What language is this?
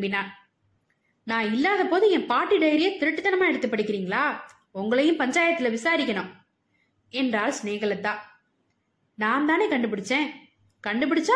Tamil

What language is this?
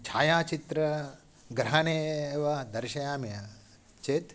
Sanskrit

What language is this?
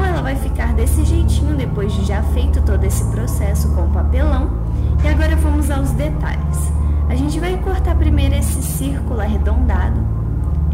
Portuguese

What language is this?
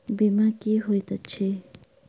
Maithili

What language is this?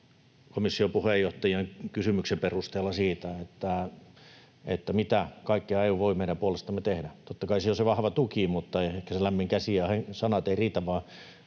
Finnish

